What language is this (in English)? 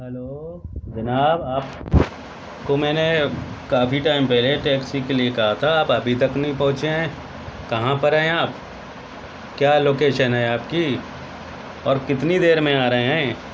Urdu